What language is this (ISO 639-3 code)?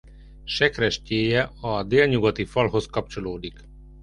hun